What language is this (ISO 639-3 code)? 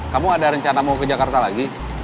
ind